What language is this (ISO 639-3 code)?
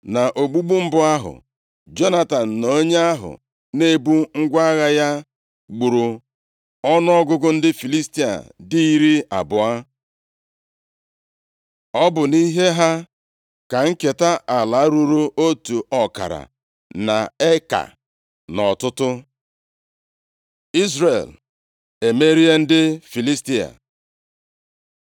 ibo